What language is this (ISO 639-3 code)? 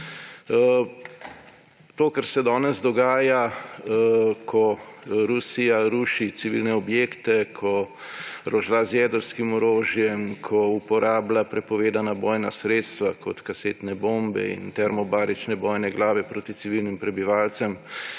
slv